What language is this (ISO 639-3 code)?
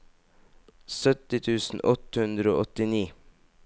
nor